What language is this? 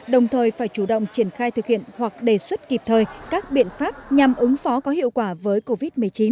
Vietnamese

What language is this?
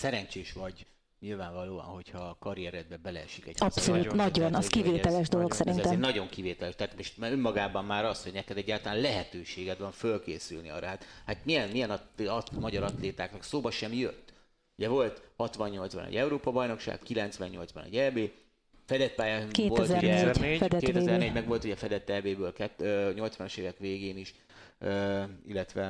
Hungarian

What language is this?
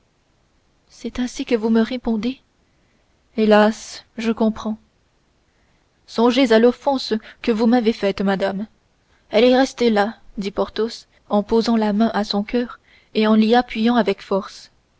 French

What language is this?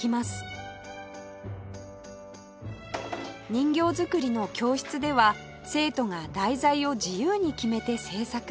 Japanese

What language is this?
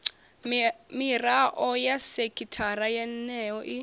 Venda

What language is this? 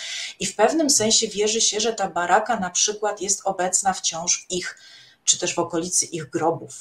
Polish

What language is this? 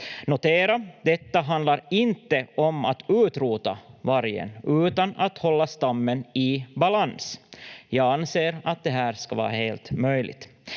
Finnish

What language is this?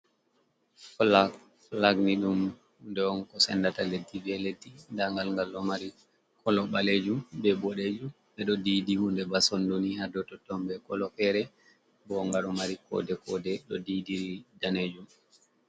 Fula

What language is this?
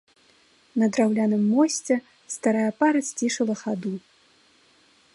Belarusian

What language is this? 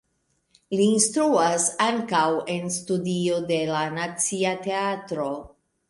Esperanto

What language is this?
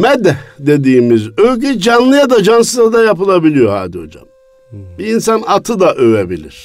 Turkish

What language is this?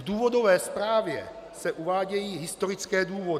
Czech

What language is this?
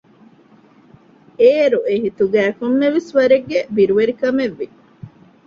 Divehi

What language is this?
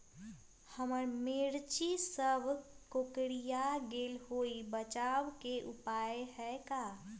Magahi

